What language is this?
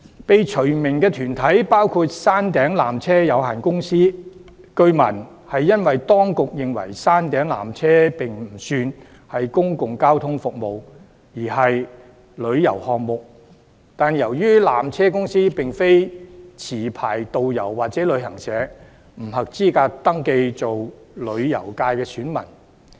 Cantonese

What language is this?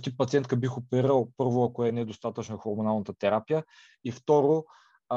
Bulgarian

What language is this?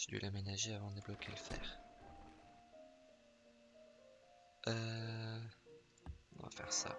French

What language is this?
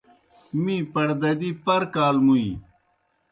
Kohistani Shina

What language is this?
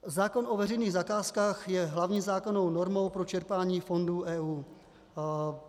Czech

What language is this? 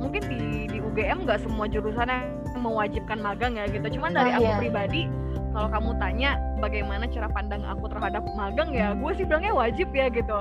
Indonesian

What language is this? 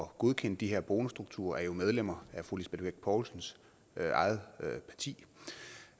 Danish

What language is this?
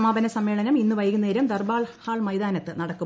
Malayalam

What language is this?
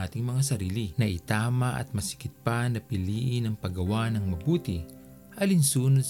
Filipino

